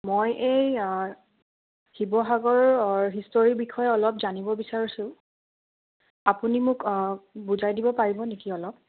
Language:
Assamese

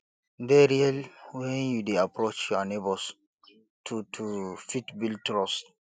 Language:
Nigerian Pidgin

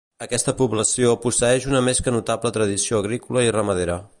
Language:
Catalan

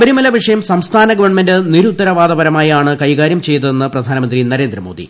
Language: Malayalam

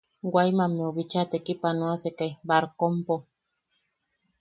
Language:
Yaqui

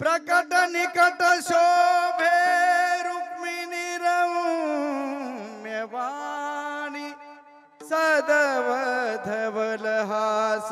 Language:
Marathi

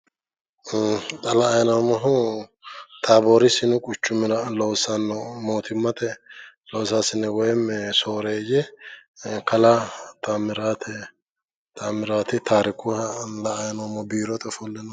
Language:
Sidamo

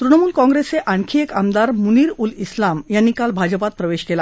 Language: Marathi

